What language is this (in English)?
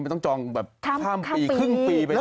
Thai